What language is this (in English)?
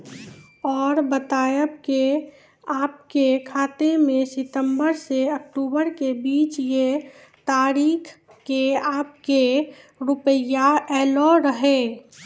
Maithili